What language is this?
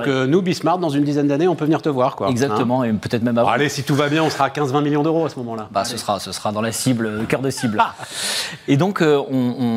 French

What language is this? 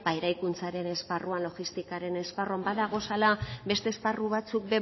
Basque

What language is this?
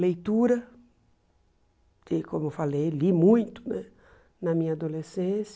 Portuguese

